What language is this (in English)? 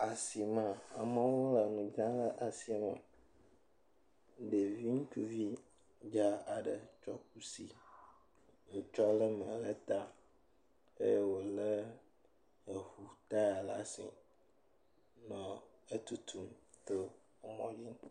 Ewe